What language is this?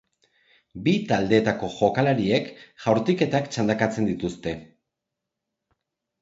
Basque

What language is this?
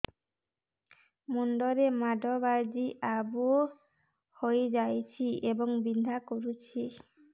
Odia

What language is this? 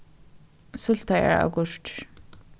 Faroese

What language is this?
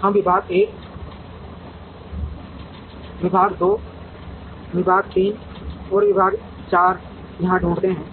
Hindi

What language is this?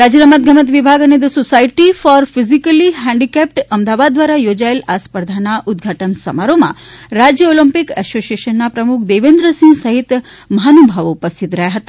Gujarati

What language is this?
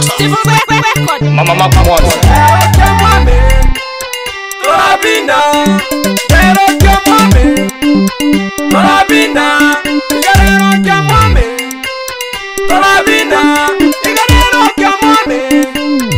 Arabic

